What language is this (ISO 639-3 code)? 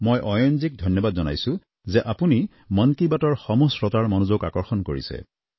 asm